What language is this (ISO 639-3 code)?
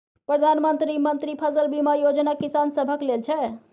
mai